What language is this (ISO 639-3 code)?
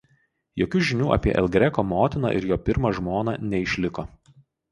lit